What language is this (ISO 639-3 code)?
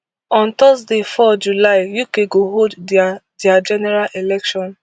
pcm